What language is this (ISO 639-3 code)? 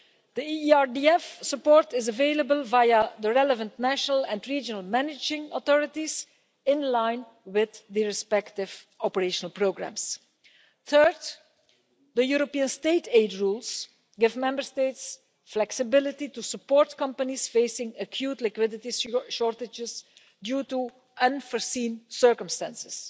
eng